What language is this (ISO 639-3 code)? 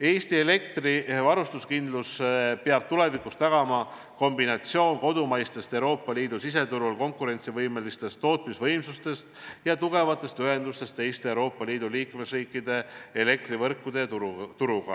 est